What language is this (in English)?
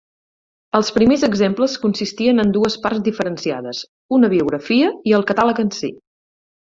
Catalan